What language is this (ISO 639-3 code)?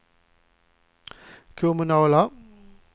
swe